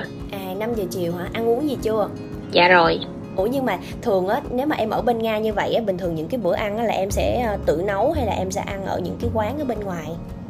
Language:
Vietnamese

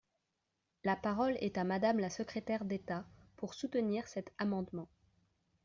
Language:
French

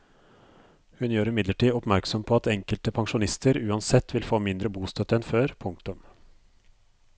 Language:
Norwegian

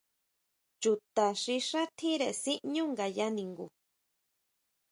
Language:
Huautla Mazatec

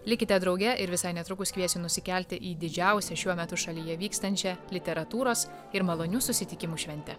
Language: Lithuanian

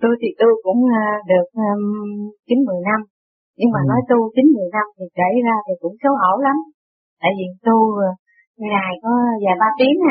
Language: Vietnamese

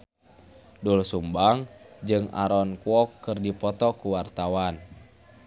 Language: Sundanese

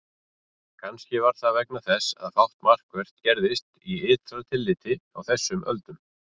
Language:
Icelandic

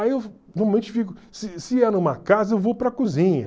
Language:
Portuguese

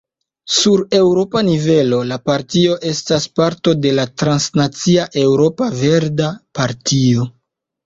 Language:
Esperanto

